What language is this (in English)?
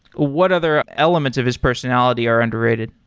English